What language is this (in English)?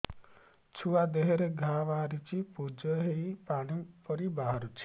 Odia